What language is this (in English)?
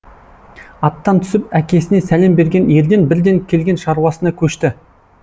Kazakh